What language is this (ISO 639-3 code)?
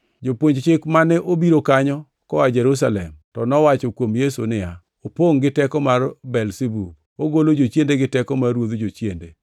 luo